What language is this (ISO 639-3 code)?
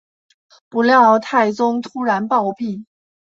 zho